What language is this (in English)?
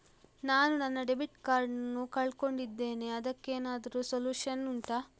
Kannada